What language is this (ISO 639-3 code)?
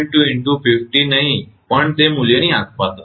guj